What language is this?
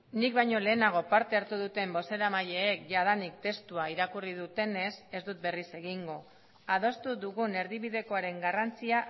Basque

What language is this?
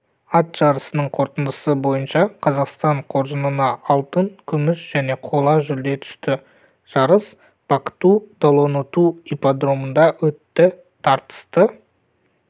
Kazakh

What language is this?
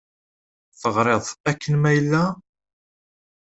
Kabyle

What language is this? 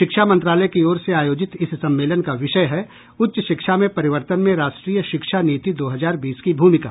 Hindi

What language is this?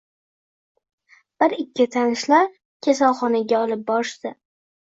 Uzbek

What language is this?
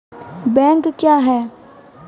Maithili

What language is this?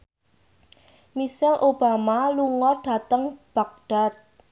Javanese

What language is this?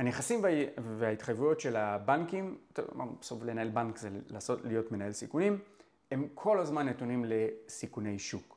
Hebrew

